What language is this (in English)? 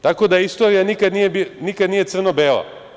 Serbian